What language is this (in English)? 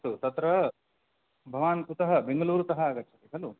Sanskrit